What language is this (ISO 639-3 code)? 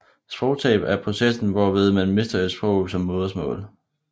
dan